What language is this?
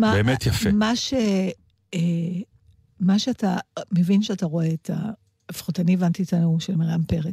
Hebrew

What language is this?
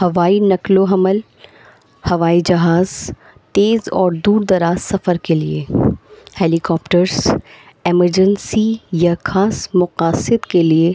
Urdu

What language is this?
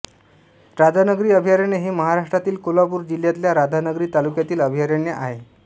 Marathi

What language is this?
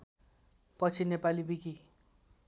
Nepali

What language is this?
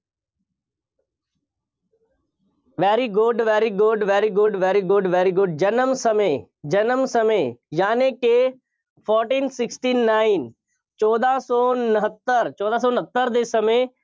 Punjabi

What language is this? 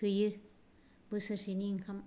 Bodo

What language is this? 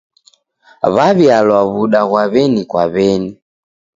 Taita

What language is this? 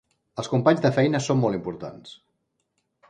Catalan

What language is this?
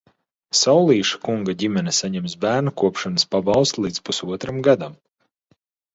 Latvian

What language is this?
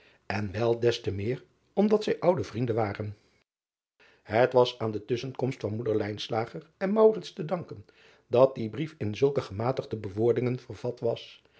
Dutch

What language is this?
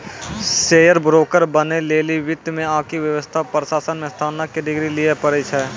Maithili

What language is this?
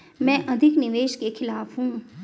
Hindi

